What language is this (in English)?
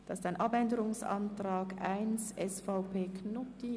Swiss German